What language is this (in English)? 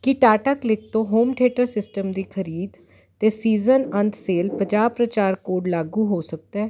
Punjabi